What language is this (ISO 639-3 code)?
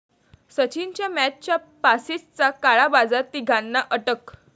mar